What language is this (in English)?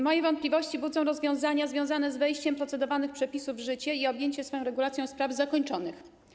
Polish